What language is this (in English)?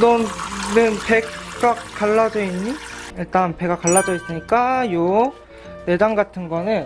Korean